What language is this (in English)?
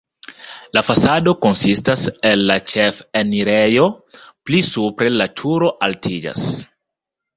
Esperanto